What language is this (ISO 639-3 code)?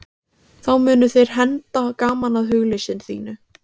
isl